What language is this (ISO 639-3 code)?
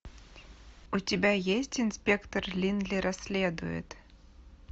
rus